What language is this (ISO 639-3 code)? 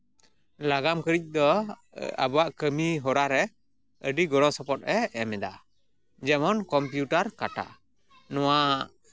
sat